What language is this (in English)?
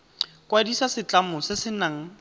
Tswana